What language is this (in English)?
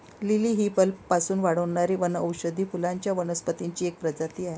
Marathi